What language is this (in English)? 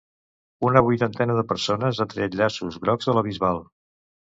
Catalan